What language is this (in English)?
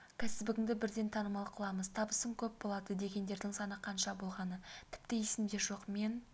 Kazakh